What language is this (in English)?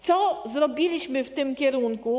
Polish